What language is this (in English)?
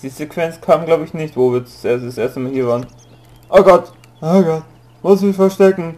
German